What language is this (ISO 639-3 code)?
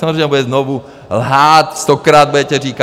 ces